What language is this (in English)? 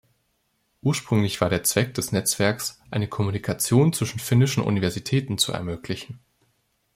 German